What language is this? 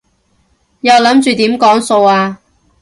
Cantonese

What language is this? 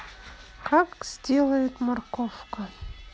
Russian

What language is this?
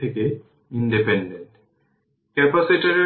Bangla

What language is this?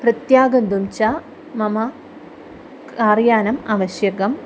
Sanskrit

